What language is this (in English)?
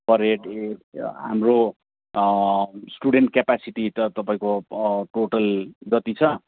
Nepali